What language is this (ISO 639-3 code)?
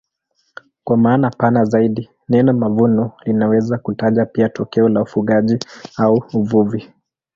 swa